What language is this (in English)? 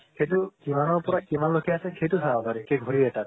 Assamese